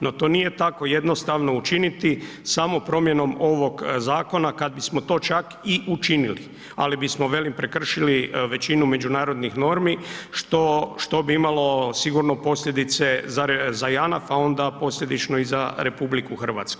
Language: Croatian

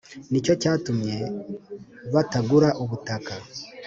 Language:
Kinyarwanda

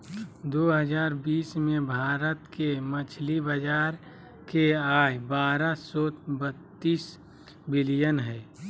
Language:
Magahi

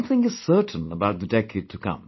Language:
English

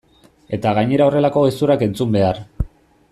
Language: Basque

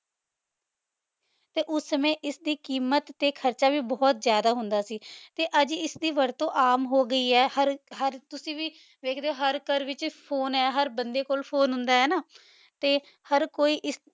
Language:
Punjabi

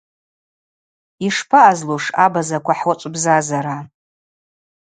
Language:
Abaza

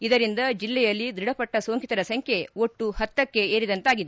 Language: Kannada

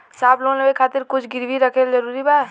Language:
Bhojpuri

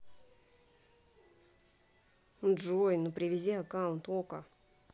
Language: Russian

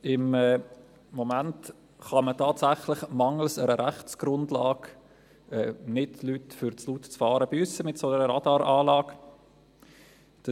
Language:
Swiss German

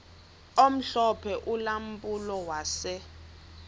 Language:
Xhosa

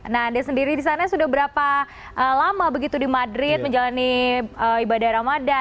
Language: Indonesian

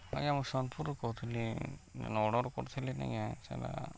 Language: Odia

